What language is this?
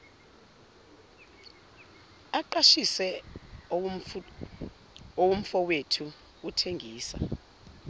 Zulu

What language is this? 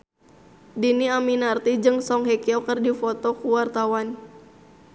Sundanese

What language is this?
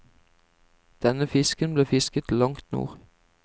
Norwegian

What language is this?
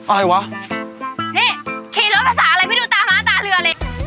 Thai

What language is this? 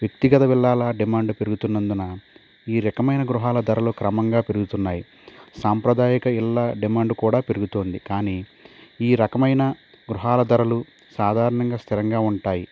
Telugu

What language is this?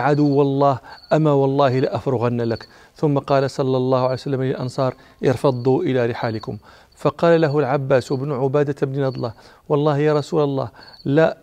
Arabic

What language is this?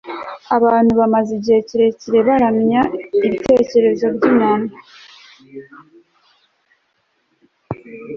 Kinyarwanda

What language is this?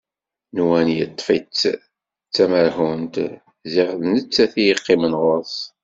Kabyle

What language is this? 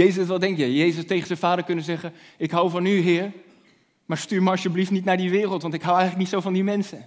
Dutch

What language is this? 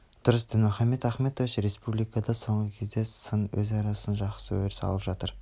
Kazakh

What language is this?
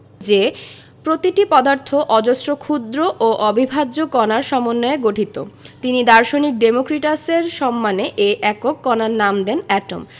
Bangla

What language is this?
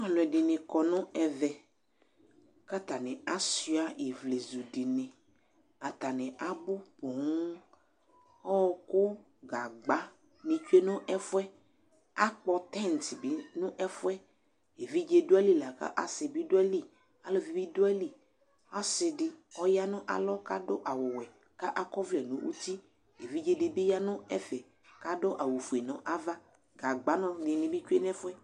Ikposo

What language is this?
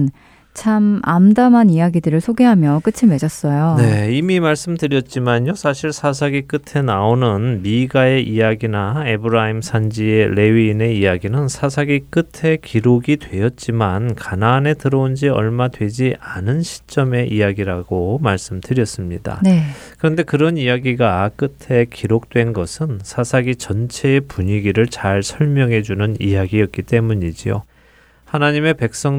Korean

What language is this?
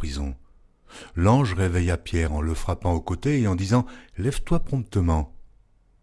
French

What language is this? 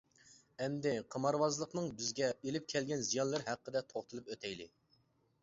Uyghur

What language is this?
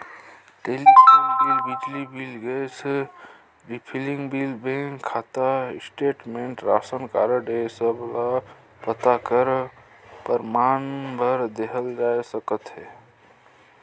Chhattisgarhi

